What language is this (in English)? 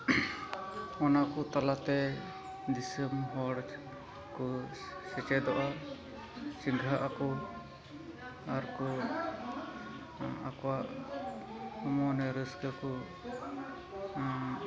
Santali